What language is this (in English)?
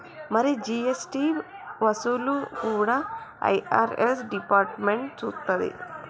Telugu